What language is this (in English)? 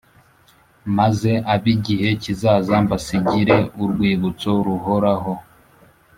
Kinyarwanda